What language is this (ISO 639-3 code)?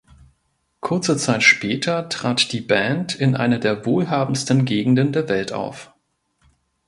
deu